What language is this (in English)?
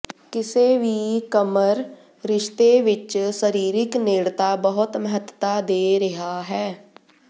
Punjabi